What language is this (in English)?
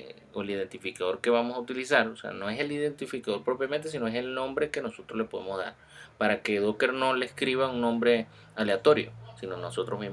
Spanish